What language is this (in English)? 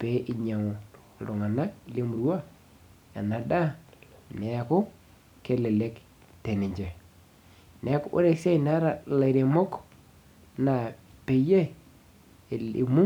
Masai